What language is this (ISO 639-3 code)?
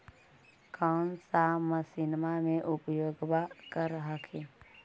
mag